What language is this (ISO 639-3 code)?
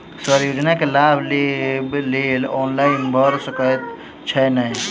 mai